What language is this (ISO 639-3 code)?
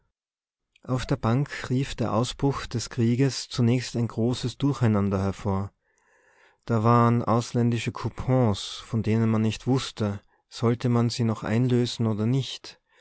deu